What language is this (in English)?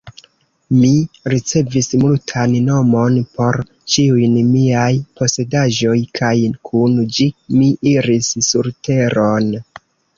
Esperanto